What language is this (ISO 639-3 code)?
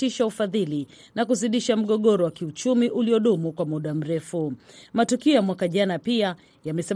swa